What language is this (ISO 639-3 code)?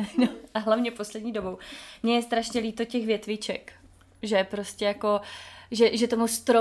ces